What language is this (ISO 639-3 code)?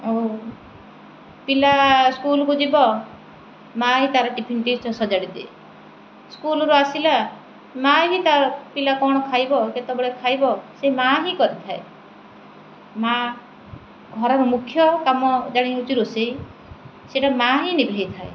ori